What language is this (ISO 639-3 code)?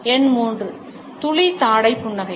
tam